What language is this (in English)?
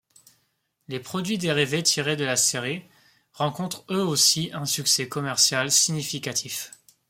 French